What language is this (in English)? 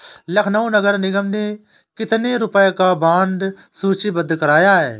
Hindi